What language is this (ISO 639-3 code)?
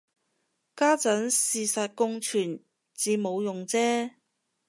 yue